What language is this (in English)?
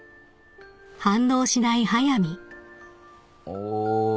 Japanese